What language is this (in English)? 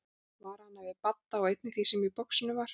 Icelandic